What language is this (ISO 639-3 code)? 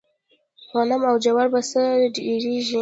pus